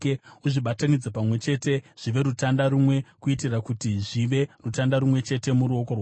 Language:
Shona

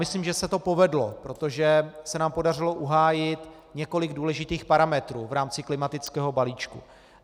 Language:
Czech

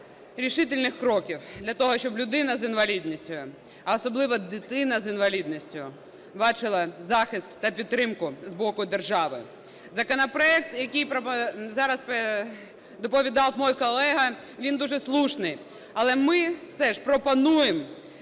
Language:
Ukrainian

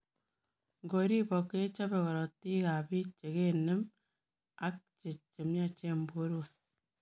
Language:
Kalenjin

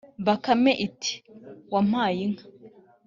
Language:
Kinyarwanda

